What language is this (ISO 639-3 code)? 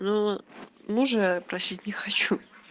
rus